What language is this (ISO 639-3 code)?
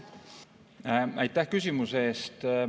est